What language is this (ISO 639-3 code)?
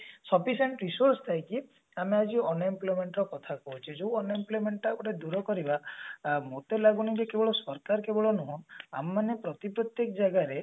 ori